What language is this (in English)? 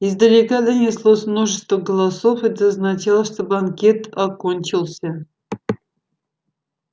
Russian